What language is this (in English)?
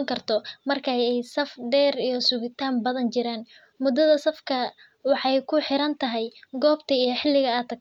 Somali